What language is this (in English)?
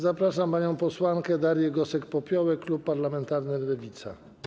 Polish